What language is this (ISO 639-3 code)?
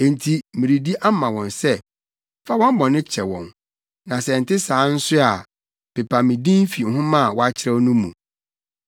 aka